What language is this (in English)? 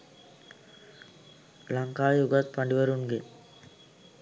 Sinhala